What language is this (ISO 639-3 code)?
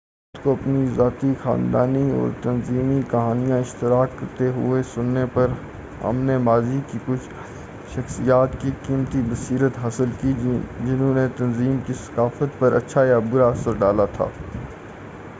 urd